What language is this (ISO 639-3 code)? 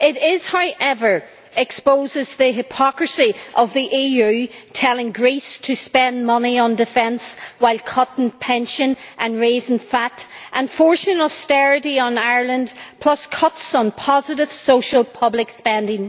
eng